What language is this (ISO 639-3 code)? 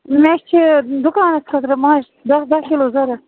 kas